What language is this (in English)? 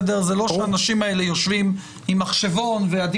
Hebrew